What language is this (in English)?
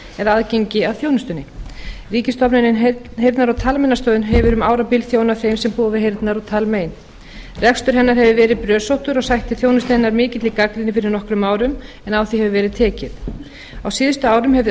Icelandic